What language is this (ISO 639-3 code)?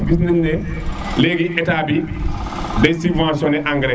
srr